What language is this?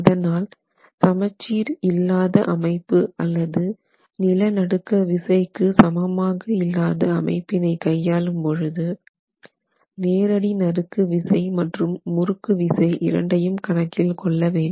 Tamil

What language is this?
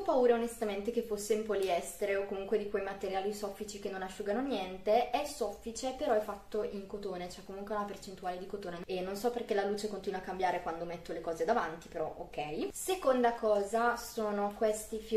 Italian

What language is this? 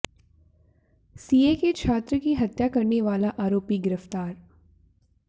Hindi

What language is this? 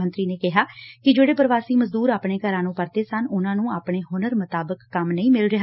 Punjabi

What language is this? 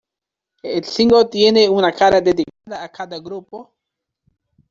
Spanish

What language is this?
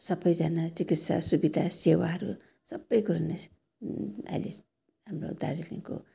Nepali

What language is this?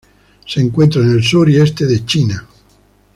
Spanish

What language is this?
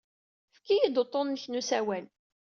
Kabyle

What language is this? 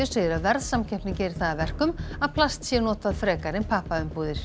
Icelandic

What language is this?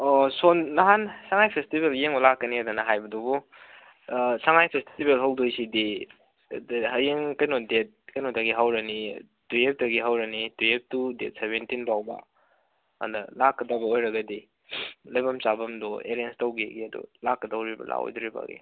Manipuri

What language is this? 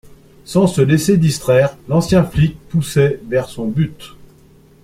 French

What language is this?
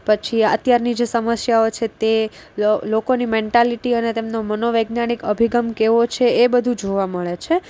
Gujarati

